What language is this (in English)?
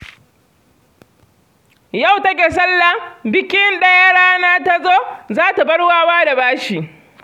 Hausa